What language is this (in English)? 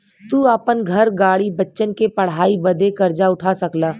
Bhojpuri